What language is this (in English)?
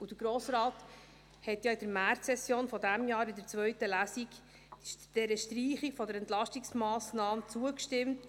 Swiss German